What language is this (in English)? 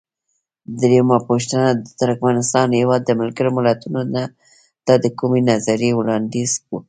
Pashto